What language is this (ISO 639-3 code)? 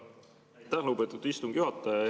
est